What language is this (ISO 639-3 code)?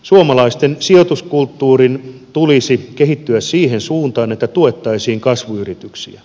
fin